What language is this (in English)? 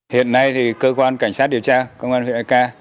Vietnamese